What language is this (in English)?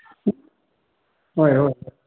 Manipuri